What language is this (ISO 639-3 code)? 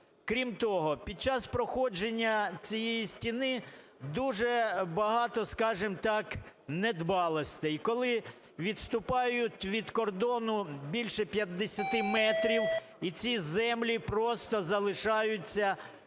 ukr